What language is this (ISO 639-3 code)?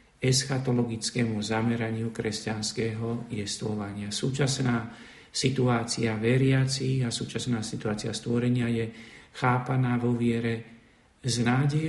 slk